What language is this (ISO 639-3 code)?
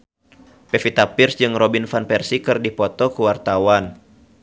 sun